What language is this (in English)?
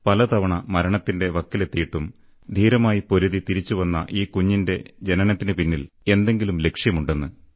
Malayalam